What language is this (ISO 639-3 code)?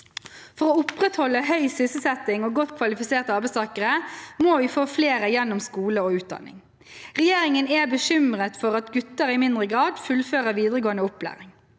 nor